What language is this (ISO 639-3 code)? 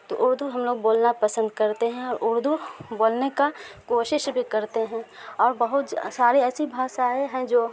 urd